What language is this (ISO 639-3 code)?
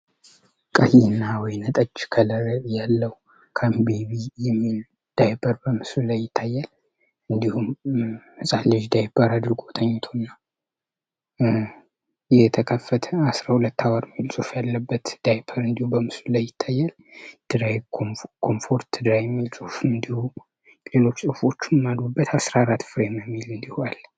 amh